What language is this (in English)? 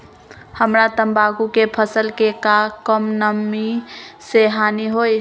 Magahi